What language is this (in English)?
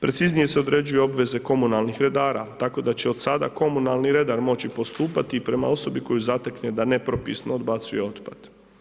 Croatian